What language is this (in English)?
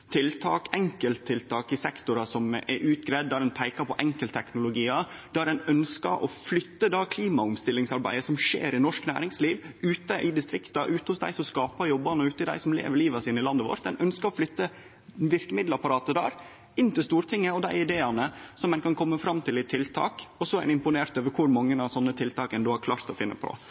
Norwegian Nynorsk